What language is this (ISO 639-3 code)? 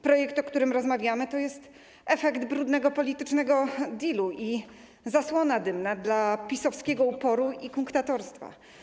pol